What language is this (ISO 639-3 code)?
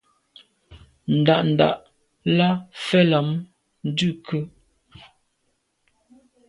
byv